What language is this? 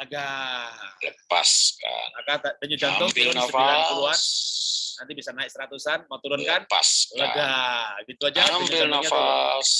Indonesian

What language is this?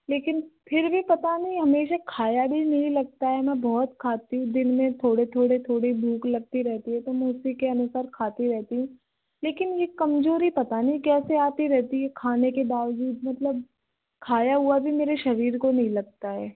Hindi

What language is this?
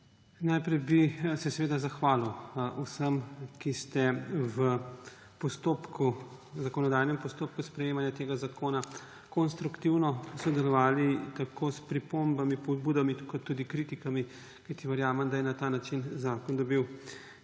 Slovenian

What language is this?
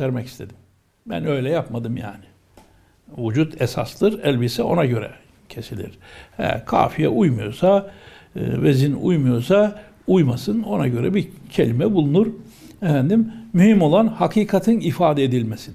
Turkish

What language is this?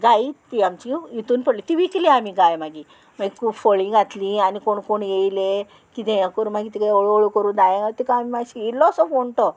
Konkani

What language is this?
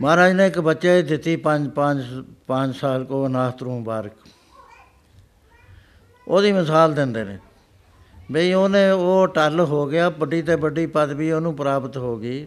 Punjabi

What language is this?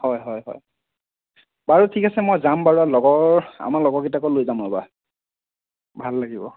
Assamese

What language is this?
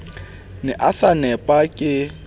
Southern Sotho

